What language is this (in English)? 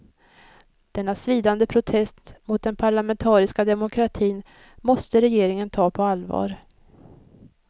Swedish